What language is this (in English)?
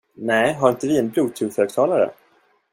Swedish